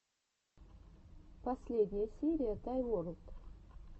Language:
Russian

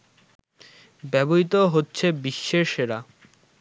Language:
Bangla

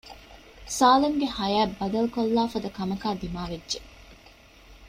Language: Divehi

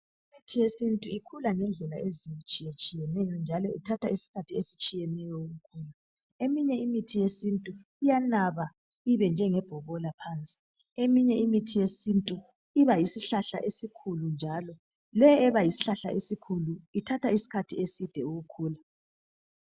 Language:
North Ndebele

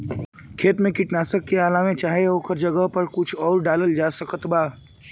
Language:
Bhojpuri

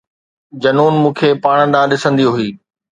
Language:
Sindhi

